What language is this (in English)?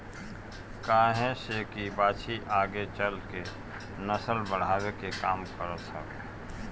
Bhojpuri